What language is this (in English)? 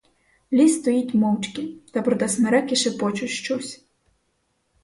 Ukrainian